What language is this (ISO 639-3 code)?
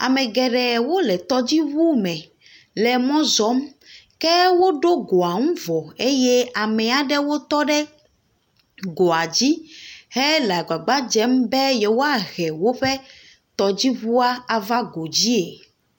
ewe